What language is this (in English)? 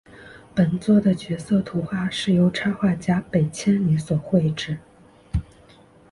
Chinese